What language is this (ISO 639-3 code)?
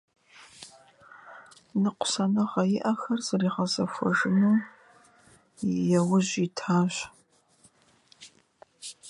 rus